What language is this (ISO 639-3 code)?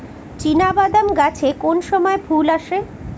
ben